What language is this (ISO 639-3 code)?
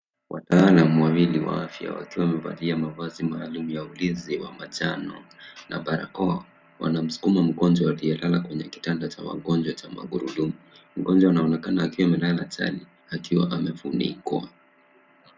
swa